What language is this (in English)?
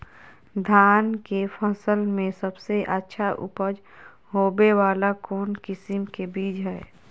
Magahi